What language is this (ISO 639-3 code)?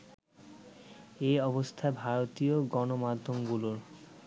ben